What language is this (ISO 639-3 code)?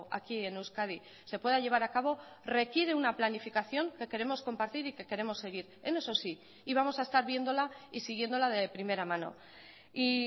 spa